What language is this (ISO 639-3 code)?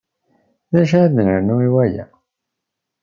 kab